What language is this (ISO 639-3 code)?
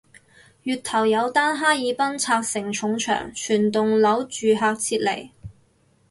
yue